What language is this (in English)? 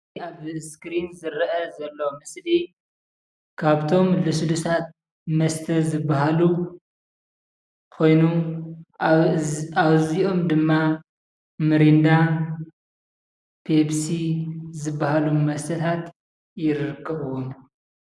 Tigrinya